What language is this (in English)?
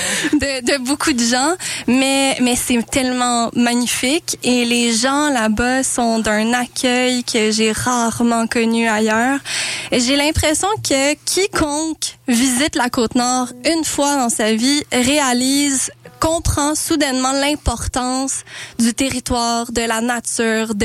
French